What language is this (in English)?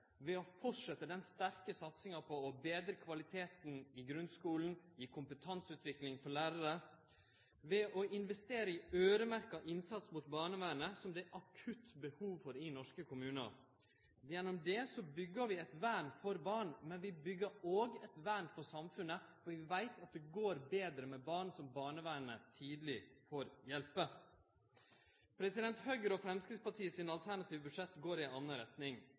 Norwegian Nynorsk